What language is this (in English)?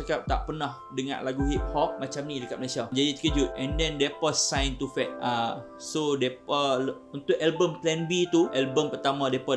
Malay